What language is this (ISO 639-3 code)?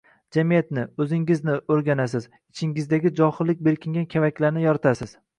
uzb